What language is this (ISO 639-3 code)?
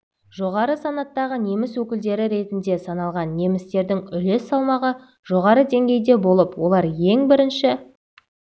kaz